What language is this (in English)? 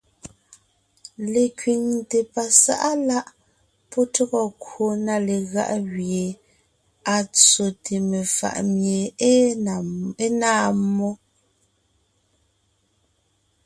Ngiemboon